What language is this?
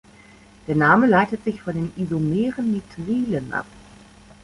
German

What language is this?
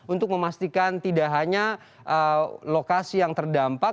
Indonesian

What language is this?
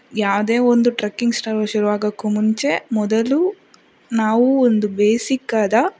Kannada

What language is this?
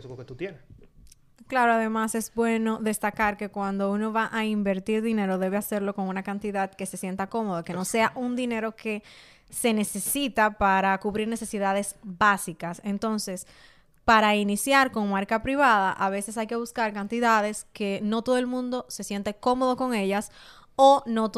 Spanish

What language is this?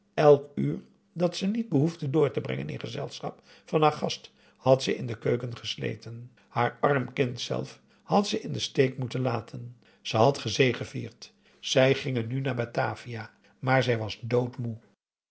Dutch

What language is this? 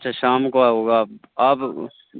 Urdu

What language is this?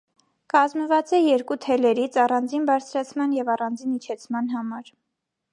Armenian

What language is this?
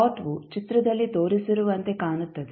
Kannada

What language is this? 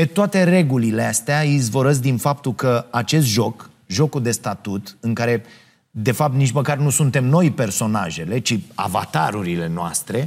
Romanian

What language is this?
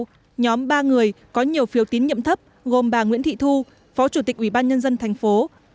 Vietnamese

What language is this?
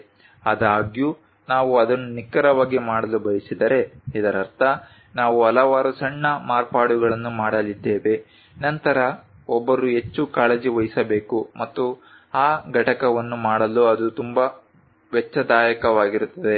Kannada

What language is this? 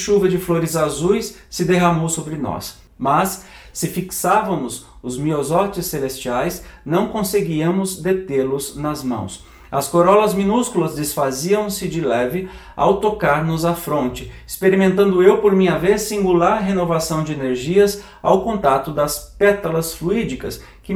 Portuguese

